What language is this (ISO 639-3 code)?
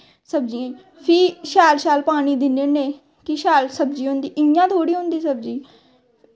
doi